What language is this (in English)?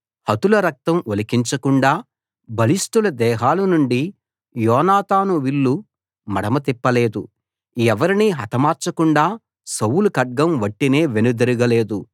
Telugu